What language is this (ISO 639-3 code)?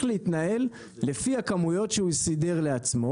heb